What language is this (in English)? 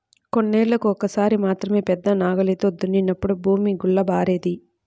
Telugu